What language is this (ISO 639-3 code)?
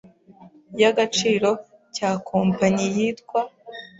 kin